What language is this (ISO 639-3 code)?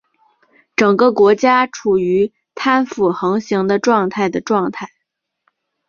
zho